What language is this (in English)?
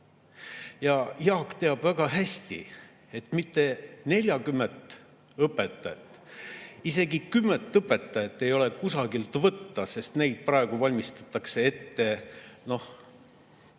Estonian